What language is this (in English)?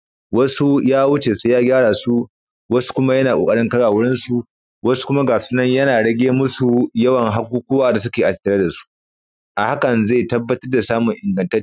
Hausa